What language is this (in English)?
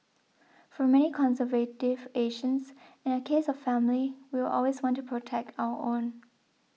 English